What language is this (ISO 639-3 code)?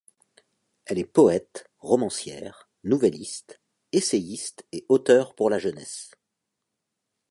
fra